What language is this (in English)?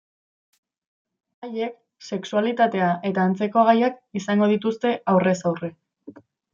Basque